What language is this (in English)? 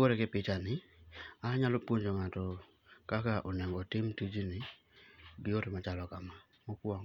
Luo (Kenya and Tanzania)